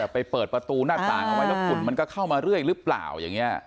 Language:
Thai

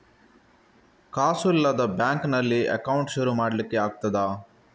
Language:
Kannada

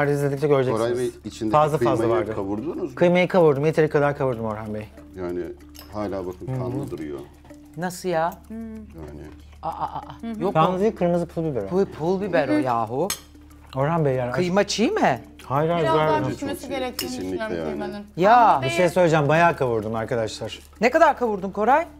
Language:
Turkish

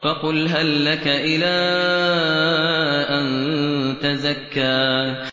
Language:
Arabic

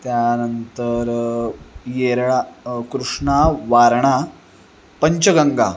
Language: Marathi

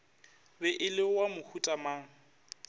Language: Northern Sotho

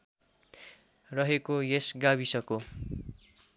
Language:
Nepali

